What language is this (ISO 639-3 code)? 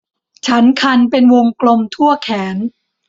tha